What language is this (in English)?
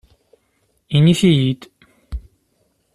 Kabyle